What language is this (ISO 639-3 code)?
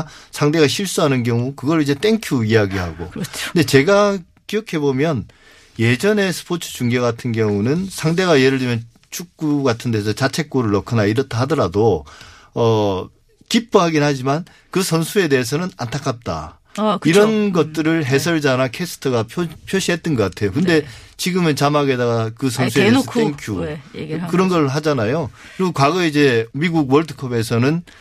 kor